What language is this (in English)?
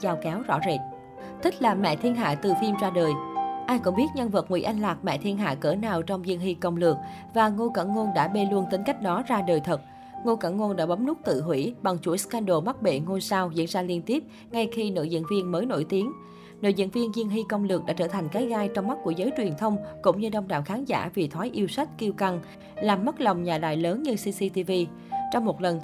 Vietnamese